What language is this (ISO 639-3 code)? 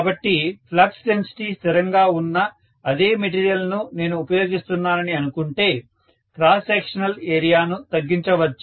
tel